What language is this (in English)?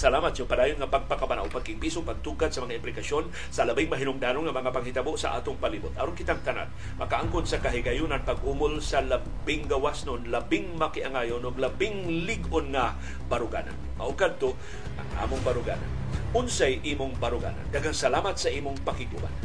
Filipino